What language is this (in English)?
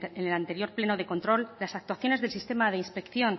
Spanish